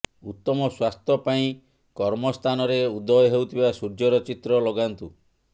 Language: Odia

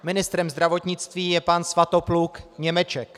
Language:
Czech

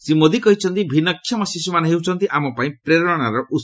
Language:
Odia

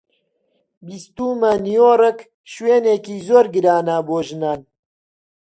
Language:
Central Kurdish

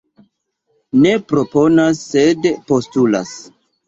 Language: Esperanto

